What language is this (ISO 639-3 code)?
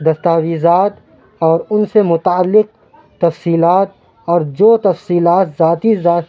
urd